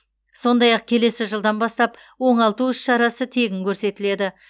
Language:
Kazakh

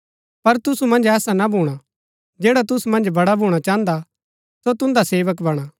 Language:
Gaddi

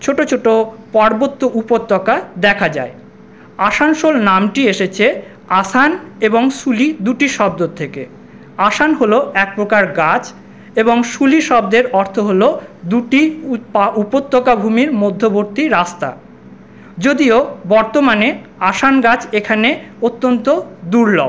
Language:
Bangla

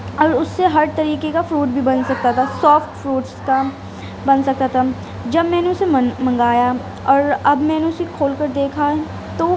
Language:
Urdu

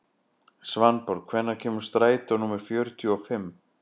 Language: Icelandic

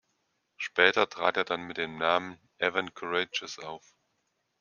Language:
German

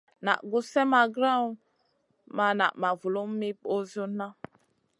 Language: Masana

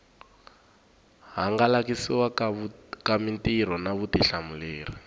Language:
Tsonga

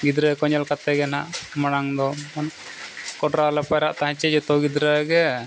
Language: Santali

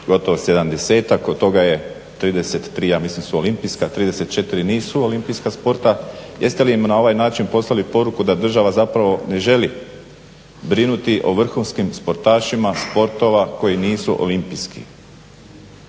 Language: Croatian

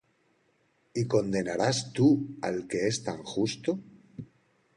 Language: Spanish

